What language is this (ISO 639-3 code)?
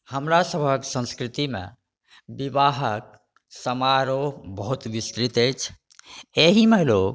mai